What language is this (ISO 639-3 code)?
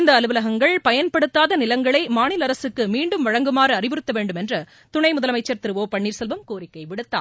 tam